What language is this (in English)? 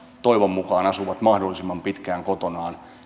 Finnish